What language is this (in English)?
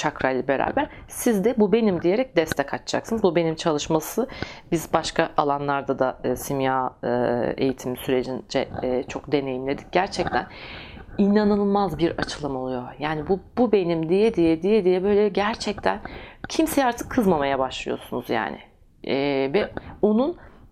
Turkish